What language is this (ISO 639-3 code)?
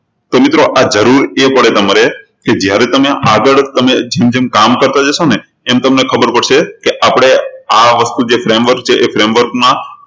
guj